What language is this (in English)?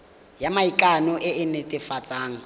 Tswana